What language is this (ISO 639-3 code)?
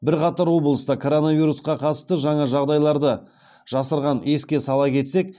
kaz